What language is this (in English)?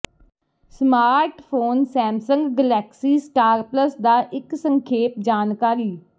Punjabi